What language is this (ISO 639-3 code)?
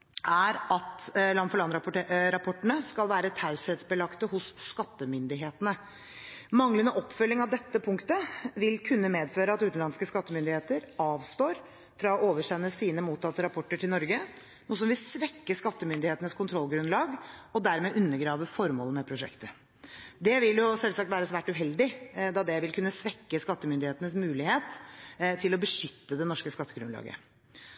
nob